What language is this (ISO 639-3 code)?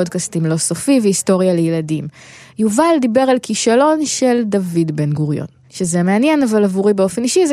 heb